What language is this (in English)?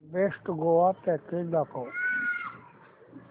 Marathi